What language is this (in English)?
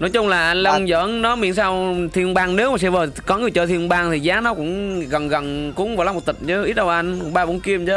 Vietnamese